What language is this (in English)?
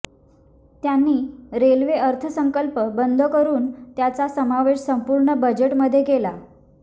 Marathi